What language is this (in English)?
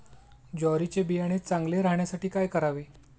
Marathi